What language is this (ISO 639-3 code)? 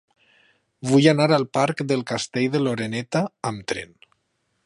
cat